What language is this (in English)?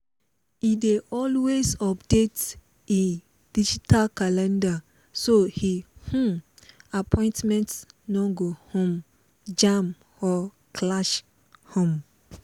Nigerian Pidgin